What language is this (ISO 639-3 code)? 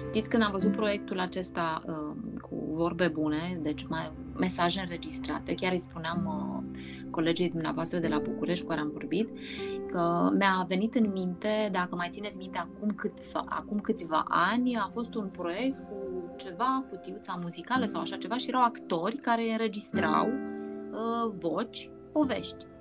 ron